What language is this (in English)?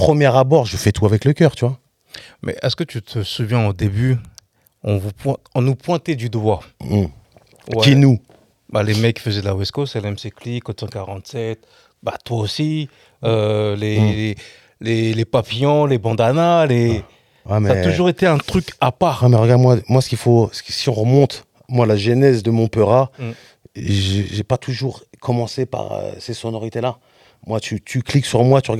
French